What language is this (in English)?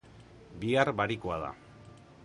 Basque